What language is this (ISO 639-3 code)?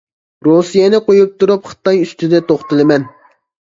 uig